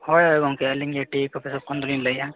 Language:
Santali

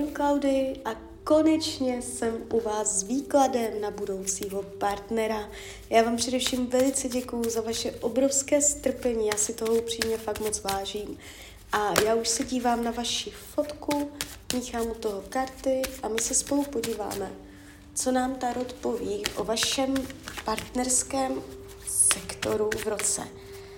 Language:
Czech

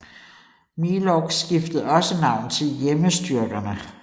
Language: Danish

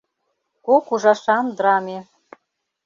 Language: Mari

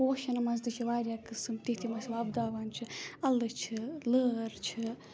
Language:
Kashmiri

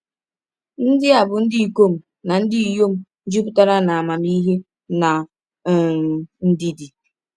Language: Igbo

